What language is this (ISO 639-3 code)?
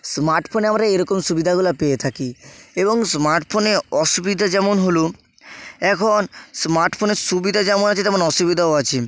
ben